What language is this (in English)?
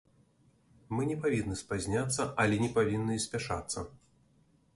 Belarusian